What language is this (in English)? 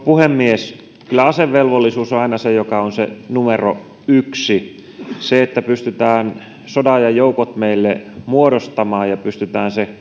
Finnish